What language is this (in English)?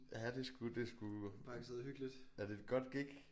Danish